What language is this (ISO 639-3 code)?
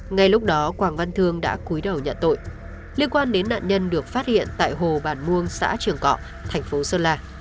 vie